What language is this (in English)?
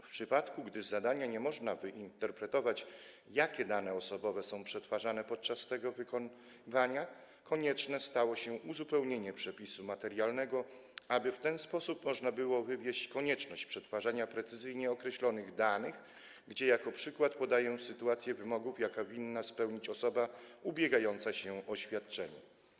Polish